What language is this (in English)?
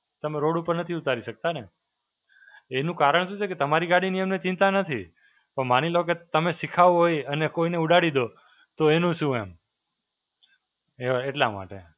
Gujarati